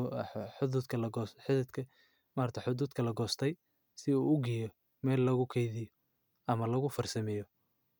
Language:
Somali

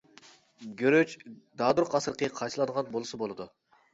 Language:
Uyghur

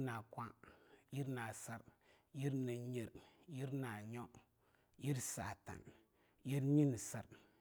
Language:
Longuda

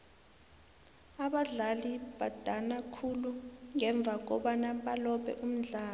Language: South Ndebele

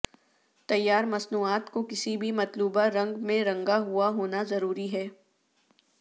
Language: Urdu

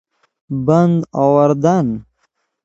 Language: Persian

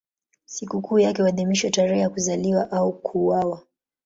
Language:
Swahili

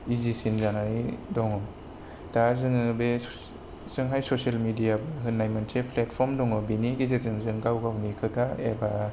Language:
Bodo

